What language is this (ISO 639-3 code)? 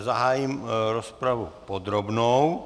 ces